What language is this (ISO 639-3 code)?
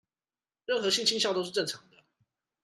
zho